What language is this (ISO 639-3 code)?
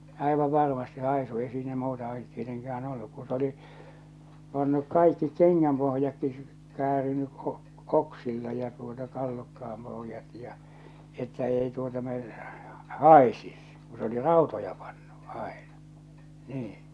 fin